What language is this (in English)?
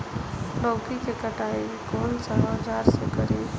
Bhojpuri